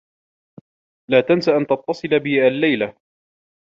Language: Arabic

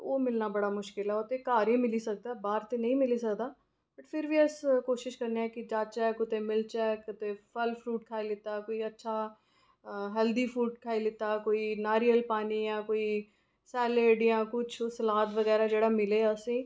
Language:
Dogri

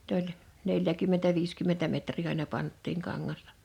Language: Finnish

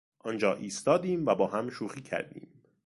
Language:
Persian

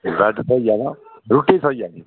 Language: Dogri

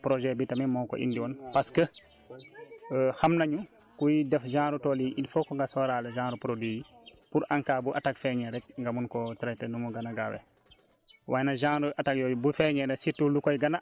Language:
Wolof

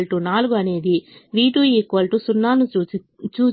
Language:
Telugu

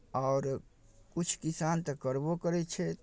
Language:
Maithili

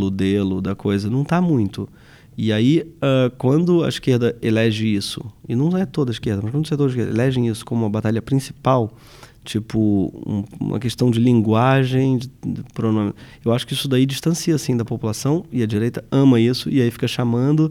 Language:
Portuguese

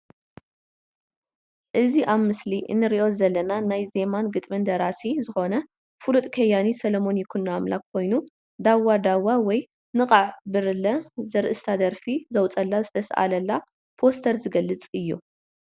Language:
Tigrinya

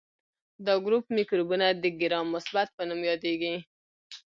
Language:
Pashto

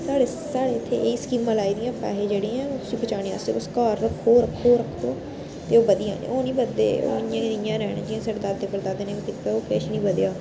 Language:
Dogri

